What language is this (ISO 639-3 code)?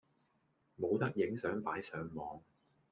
yue